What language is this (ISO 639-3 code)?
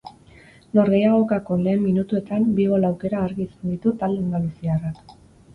eus